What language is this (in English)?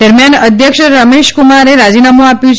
Gujarati